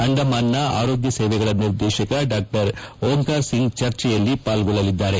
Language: Kannada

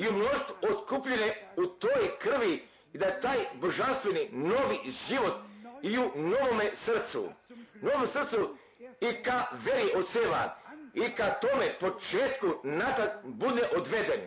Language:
Croatian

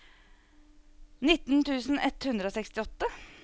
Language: Norwegian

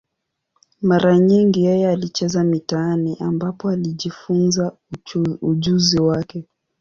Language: Swahili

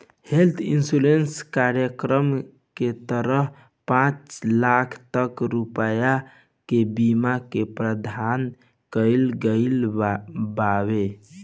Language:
Bhojpuri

